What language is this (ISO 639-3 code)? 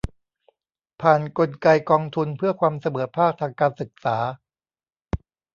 tha